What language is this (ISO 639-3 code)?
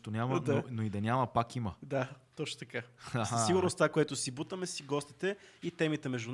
bul